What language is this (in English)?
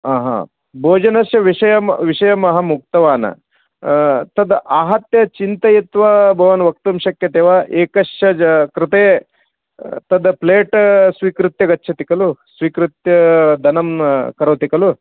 Sanskrit